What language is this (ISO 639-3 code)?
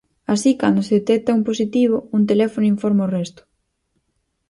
glg